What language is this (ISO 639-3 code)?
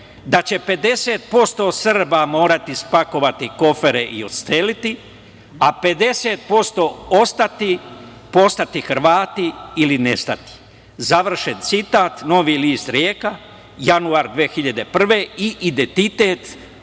srp